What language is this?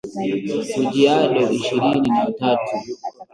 Swahili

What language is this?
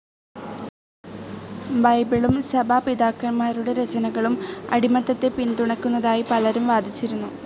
Malayalam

